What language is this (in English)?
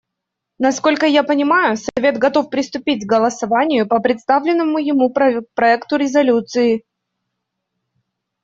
Russian